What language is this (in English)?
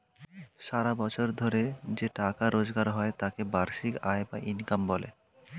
Bangla